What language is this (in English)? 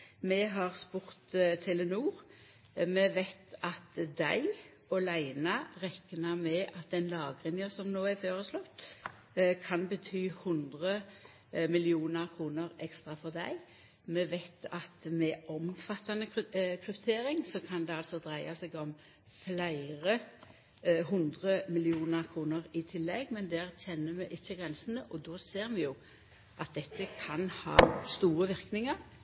Norwegian Nynorsk